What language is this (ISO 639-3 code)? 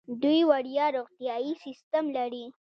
pus